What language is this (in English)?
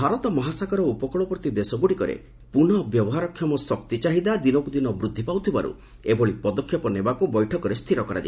Odia